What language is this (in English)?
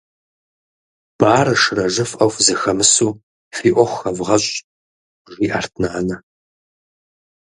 Kabardian